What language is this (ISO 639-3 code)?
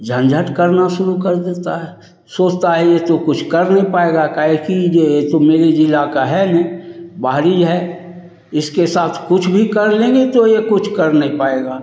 hin